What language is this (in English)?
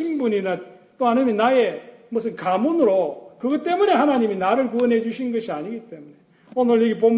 Korean